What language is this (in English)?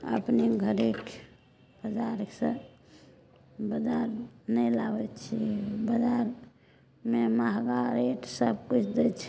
Maithili